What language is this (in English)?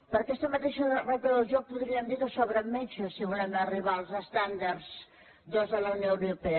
Catalan